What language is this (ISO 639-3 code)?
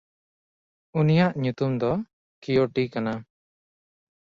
sat